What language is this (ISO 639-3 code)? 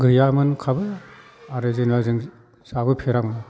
brx